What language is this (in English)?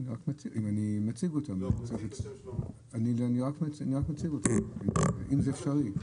Hebrew